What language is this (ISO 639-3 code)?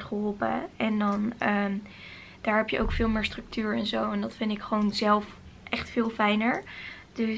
nld